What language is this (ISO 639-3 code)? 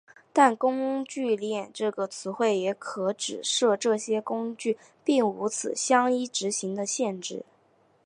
zho